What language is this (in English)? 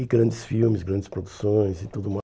Portuguese